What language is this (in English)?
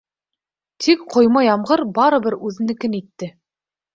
Bashkir